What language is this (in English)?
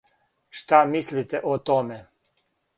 Serbian